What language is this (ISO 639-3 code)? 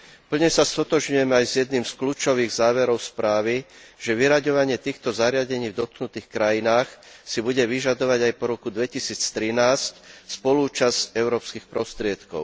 slk